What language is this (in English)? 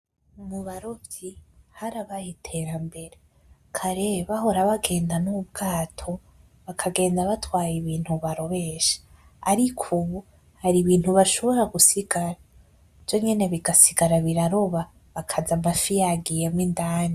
Rundi